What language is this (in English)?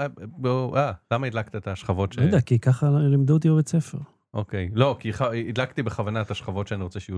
Hebrew